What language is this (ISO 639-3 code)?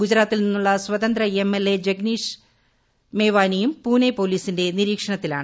mal